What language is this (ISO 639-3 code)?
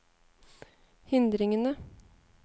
nor